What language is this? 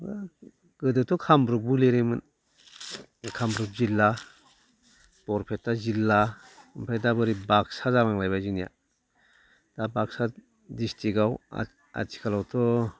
Bodo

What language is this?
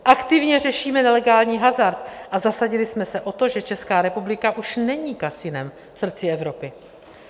Czech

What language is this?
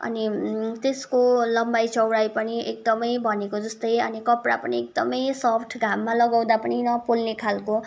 Nepali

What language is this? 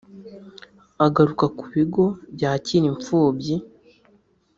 Kinyarwanda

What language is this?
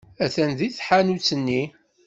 Kabyle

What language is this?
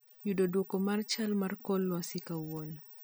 Luo (Kenya and Tanzania)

